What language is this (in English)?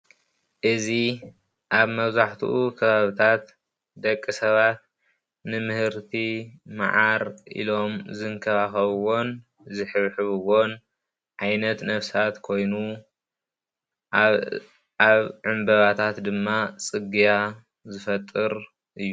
Tigrinya